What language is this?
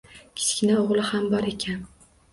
Uzbek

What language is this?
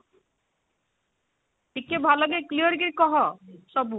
Odia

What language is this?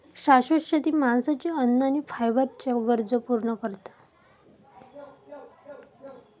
Marathi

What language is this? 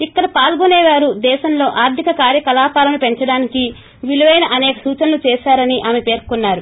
Telugu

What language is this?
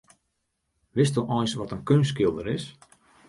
Western Frisian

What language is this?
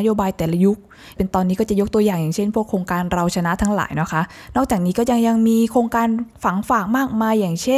Thai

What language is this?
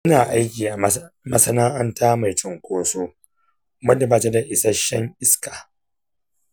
Hausa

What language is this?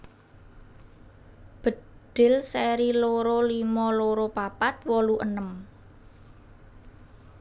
Javanese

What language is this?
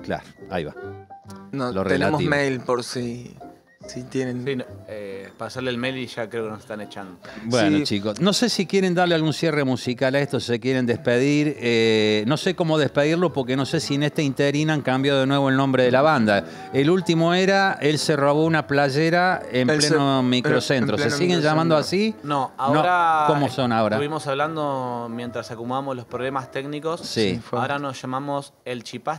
Spanish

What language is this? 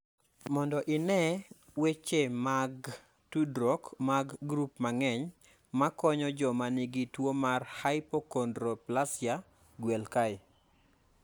Luo (Kenya and Tanzania)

